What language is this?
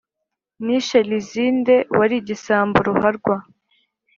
Kinyarwanda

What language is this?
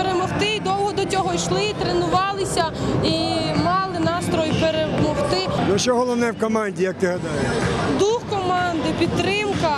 Ukrainian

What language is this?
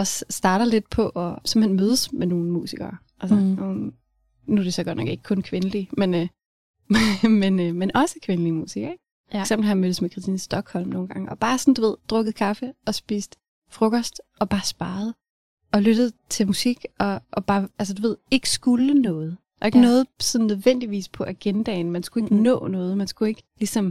Danish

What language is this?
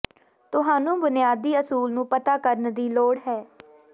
Punjabi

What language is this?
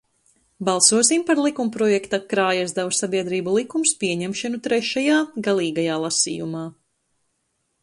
Latvian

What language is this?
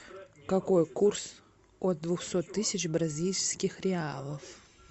Russian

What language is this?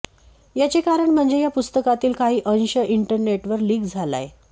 Marathi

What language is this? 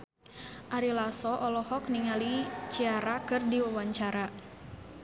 Sundanese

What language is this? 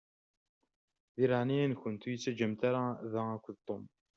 Kabyle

